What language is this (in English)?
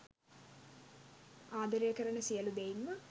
Sinhala